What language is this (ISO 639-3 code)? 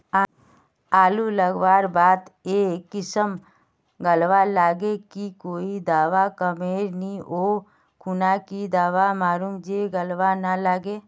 mag